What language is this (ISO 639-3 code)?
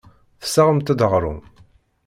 kab